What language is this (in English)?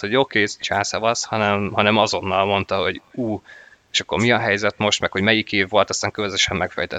Hungarian